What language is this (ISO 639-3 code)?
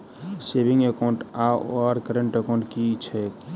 mai